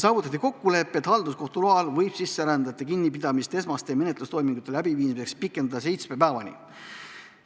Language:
Estonian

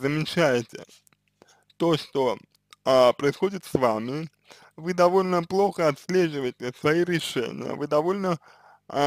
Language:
Russian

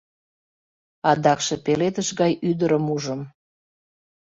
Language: Mari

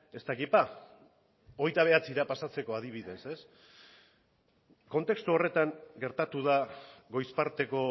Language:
Basque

